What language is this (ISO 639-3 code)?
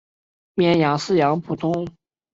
zho